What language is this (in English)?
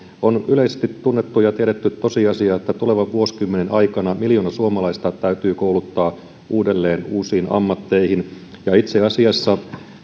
Finnish